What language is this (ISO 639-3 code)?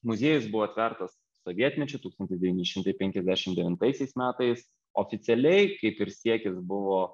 lit